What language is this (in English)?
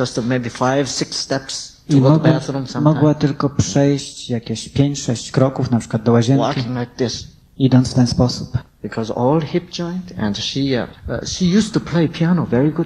Polish